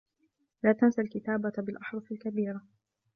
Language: Arabic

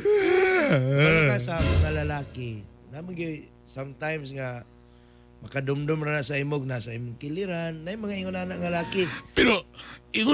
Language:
Filipino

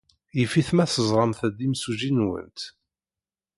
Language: Kabyle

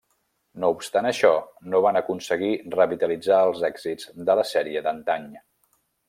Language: Catalan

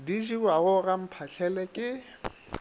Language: Northern Sotho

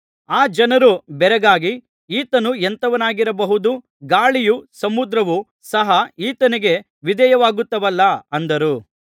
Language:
Kannada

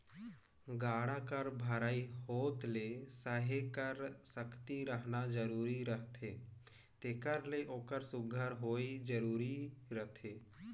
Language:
Chhattisgarhi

